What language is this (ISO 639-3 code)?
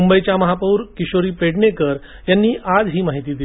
mar